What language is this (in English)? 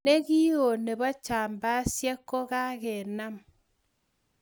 Kalenjin